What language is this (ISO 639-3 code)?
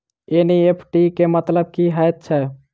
mai